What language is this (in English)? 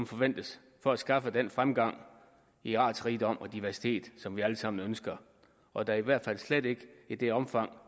Danish